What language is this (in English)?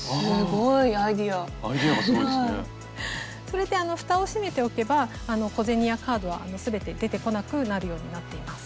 Japanese